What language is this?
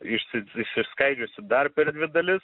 Lithuanian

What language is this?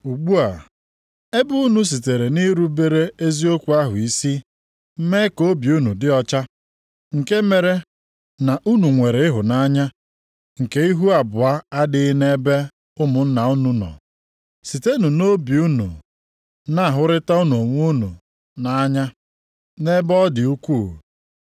Igbo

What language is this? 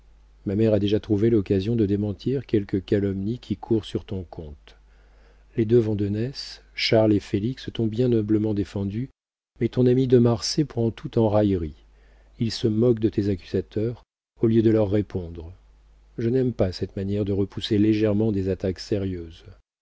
French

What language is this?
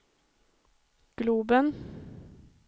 Swedish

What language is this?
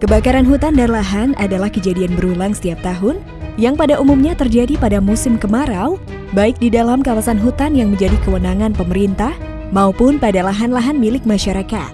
Indonesian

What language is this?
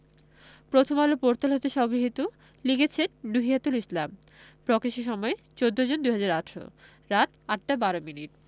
Bangla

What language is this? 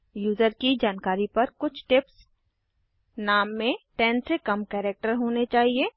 Hindi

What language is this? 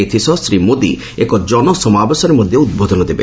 Odia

